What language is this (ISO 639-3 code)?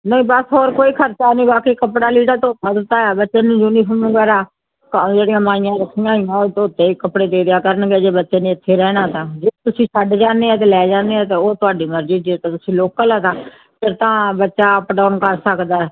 pan